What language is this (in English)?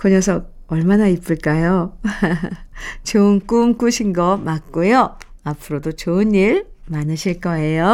Korean